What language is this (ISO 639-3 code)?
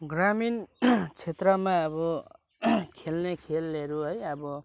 nep